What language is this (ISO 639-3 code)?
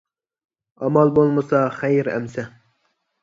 uig